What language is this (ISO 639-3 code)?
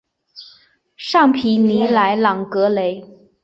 zho